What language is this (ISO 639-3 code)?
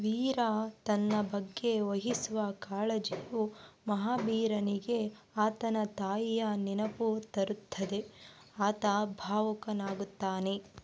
kan